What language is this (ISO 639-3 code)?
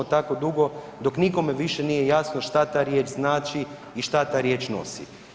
hrv